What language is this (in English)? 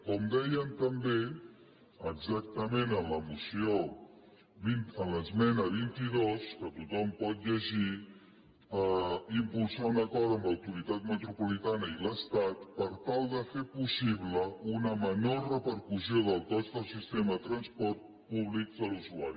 Catalan